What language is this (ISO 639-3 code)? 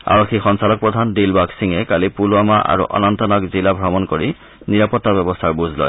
asm